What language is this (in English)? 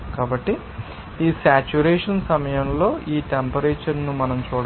Telugu